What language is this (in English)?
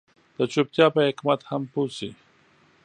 Pashto